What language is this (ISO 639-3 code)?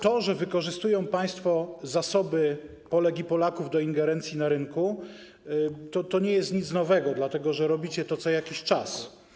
pol